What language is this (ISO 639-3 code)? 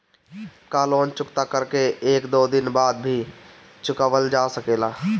bho